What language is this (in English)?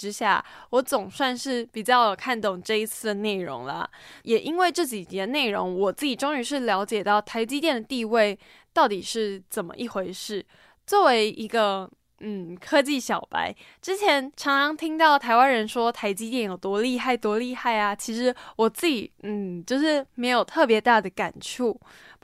Chinese